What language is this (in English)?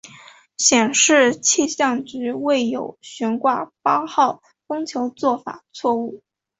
Chinese